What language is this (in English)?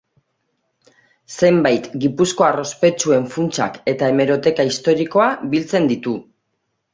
Basque